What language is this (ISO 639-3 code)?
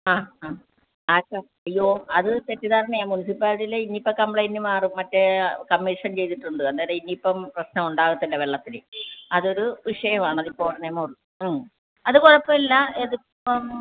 mal